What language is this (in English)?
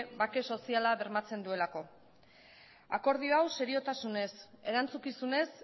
Basque